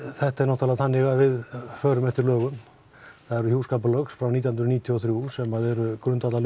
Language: Icelandic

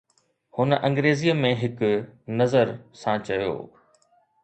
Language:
Sindhi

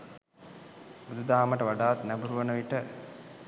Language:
Sinhala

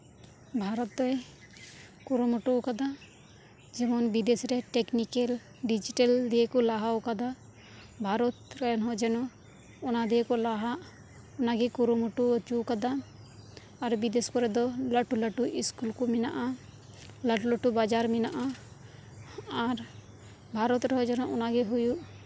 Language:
Santali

